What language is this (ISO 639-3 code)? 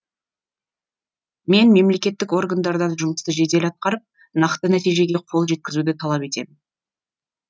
kaz